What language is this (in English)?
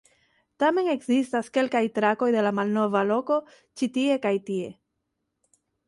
Esperanto